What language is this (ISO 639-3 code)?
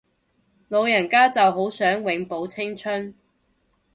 yue